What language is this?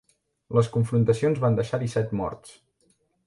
Catalan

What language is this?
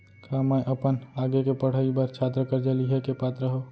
Chhattisgarhi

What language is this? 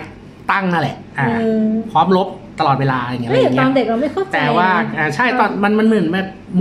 Thai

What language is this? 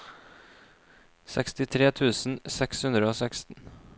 Norwegian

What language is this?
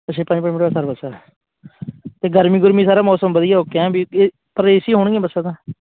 Punjabi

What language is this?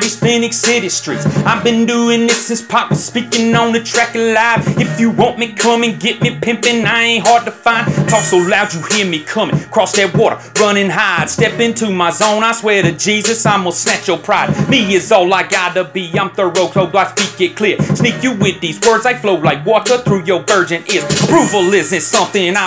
English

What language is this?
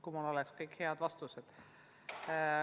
Estonian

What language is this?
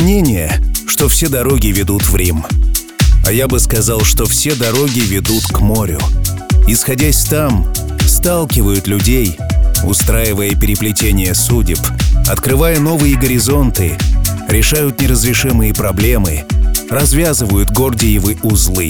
Russian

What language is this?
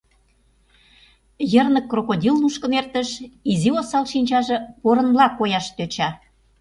Mari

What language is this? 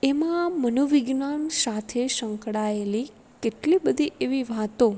Gujarati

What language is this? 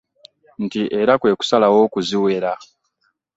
Ganda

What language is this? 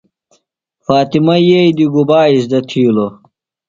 Phalura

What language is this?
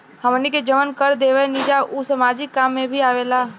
Bhojpuri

